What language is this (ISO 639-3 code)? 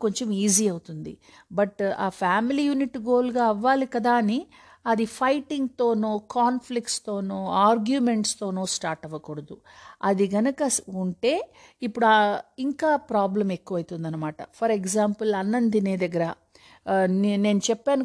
tel